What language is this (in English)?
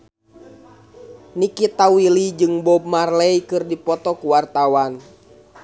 Sundanese